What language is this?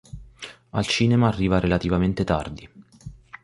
Italian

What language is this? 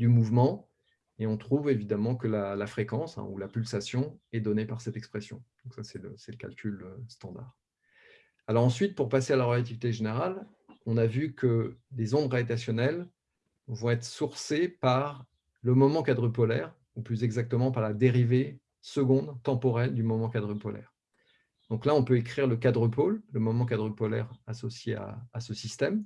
French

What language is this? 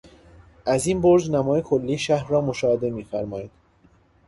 Persian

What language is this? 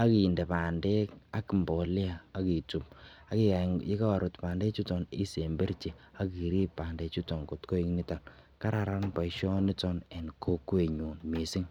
Kalenjin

